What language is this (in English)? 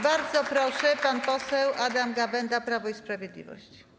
Polish